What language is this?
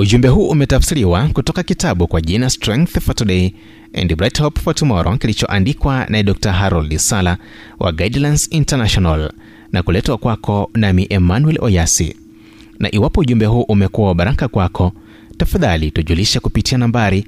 Swahili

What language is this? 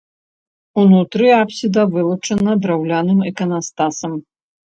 Belarusian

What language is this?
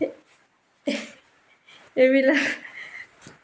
Assamese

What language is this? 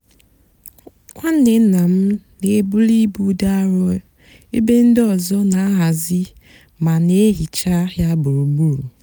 Igbo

